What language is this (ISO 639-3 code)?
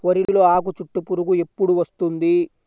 tel